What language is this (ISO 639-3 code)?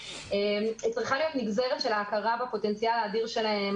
heb